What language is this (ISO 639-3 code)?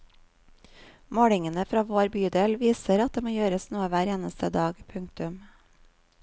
nor